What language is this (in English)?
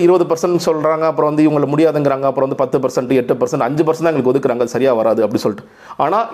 Tamil